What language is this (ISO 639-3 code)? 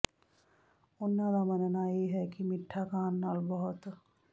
pan